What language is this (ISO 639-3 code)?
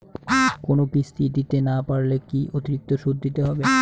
ben